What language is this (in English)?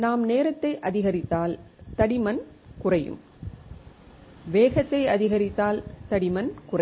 Tamil